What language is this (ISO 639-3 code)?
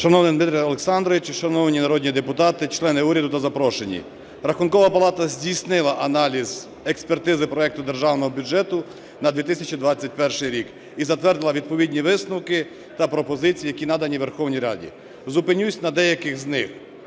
ukr